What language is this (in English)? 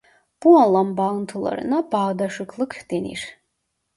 Turkish